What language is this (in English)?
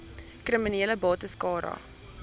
Afrikaans